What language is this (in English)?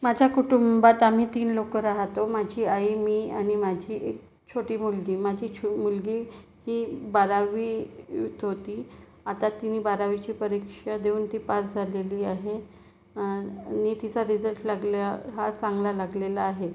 Marathi